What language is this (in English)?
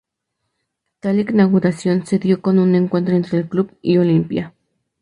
Spanish